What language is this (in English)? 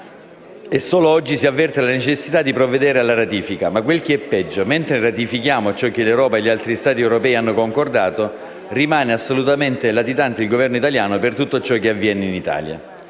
Italian